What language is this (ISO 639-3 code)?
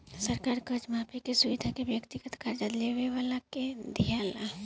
bho